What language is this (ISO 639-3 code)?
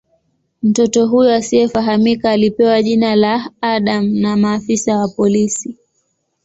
swa